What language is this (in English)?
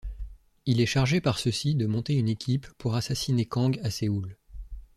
French